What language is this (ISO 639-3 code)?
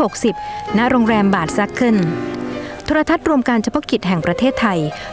tha